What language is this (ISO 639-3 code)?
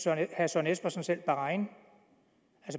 dan